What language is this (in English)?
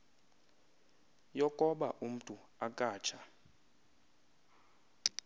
Xhosa